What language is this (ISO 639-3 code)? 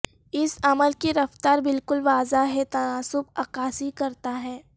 urd